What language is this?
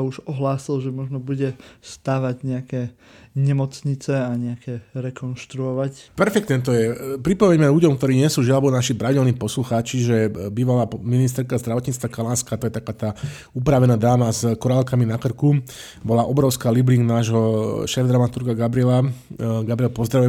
Slovak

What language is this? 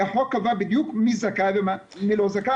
Hebrew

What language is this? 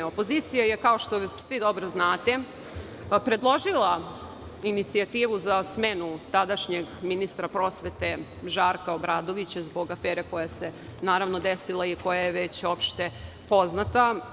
Serbian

